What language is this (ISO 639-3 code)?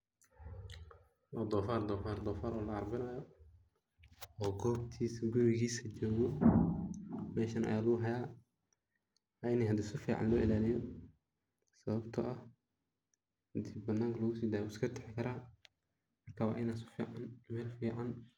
som